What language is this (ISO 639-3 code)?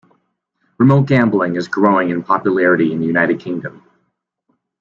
eng